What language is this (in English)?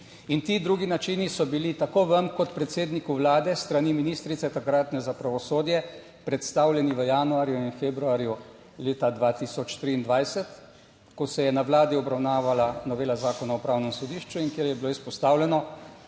Slovenian